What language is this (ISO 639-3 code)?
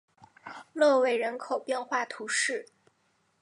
zho